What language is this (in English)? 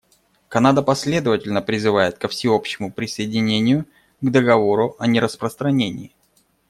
Russian